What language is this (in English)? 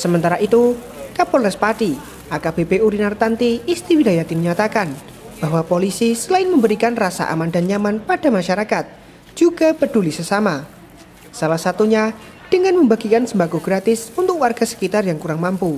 Indonesian